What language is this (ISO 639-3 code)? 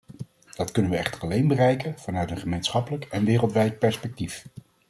nld